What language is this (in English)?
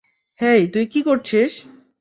Bangla